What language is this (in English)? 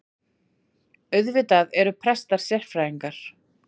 Icelandic